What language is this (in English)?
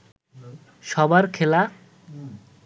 Bangla